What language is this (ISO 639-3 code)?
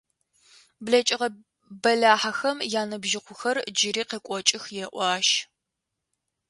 ady